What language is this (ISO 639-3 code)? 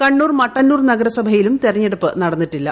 mal